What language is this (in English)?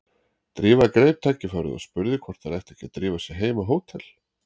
Icelandic